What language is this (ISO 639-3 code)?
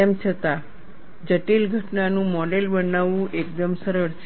guj